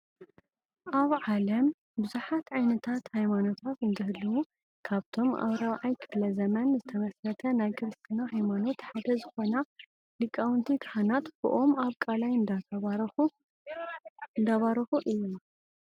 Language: Tigrinya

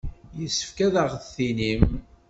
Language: Kabyle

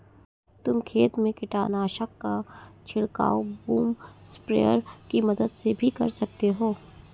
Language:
Hindi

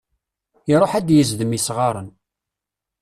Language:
Kabyle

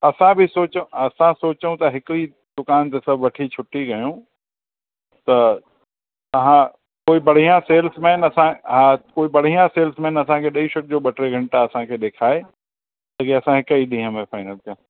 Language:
Sindhi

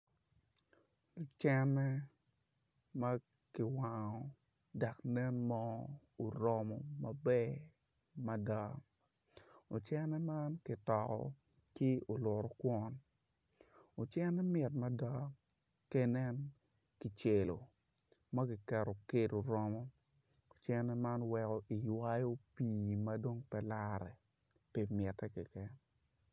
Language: Acoli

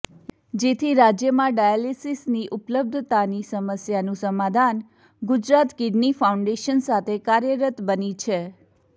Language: Gujarati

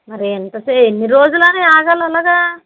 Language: Telugu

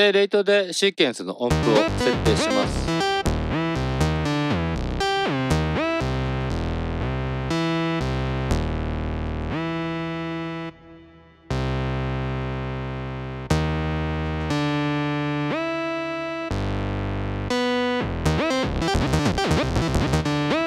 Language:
Japanese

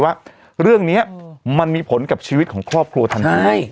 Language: Thai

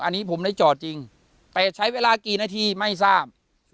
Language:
Thai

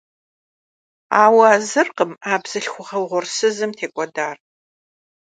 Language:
Kabardian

